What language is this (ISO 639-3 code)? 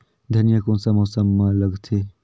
hne